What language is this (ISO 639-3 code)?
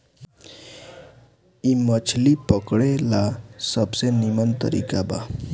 bho